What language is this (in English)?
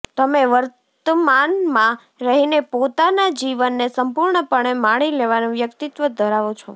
Gujarati